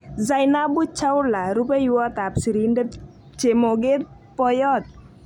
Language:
Kalenjin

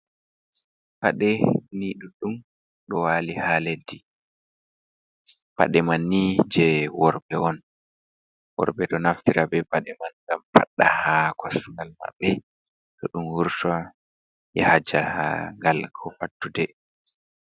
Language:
Fula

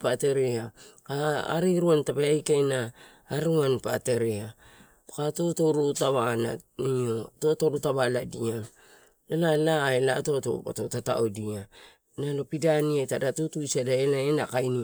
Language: Torau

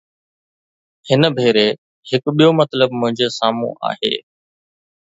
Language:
Sindhi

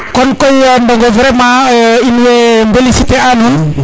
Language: Serer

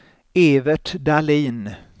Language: Swedish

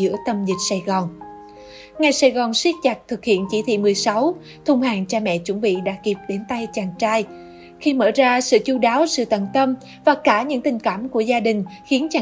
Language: Vietnamese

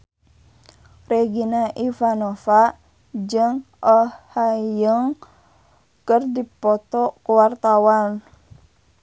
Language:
Sundanese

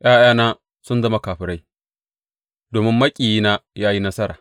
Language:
Hausa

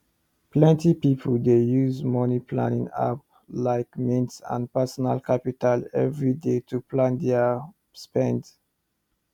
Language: Nigerian Pidgin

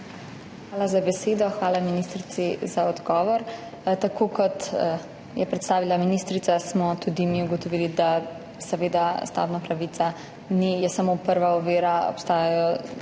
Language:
Slovenian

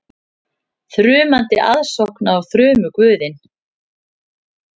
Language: Icelandic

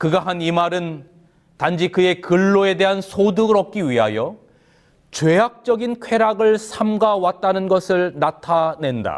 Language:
Korean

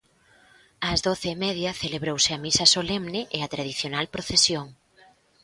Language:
Galician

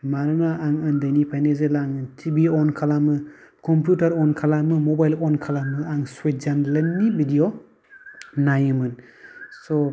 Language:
Bodo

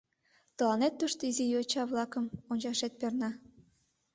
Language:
Mari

